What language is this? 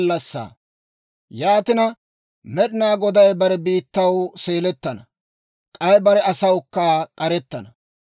Dawro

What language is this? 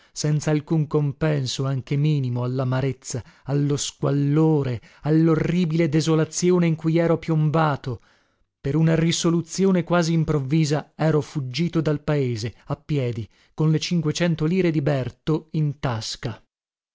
Italian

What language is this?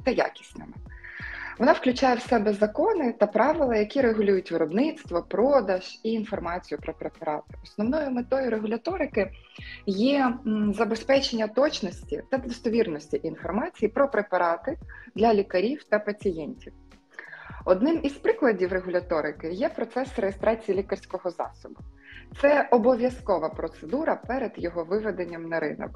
Ukrainian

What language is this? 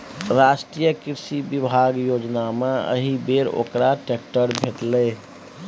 Maithili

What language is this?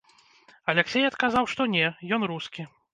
Belarusian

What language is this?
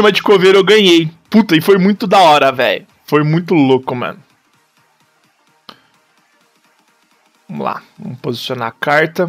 Portuguese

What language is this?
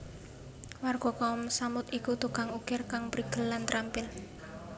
Javanese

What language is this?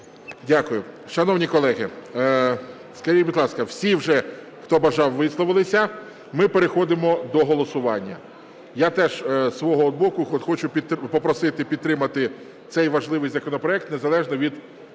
Ukrainian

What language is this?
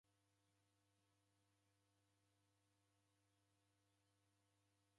Taita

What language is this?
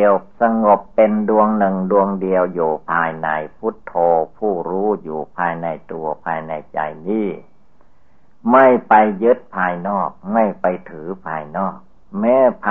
Thai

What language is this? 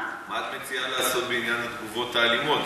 Hebrew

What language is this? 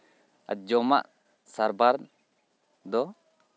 Santali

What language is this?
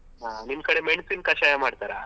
Kannada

